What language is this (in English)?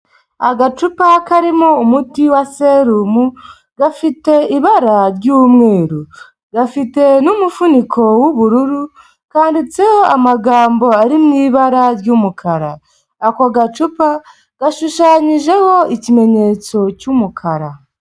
Kinyarwanda